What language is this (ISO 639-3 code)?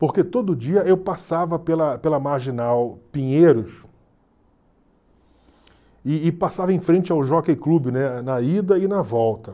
por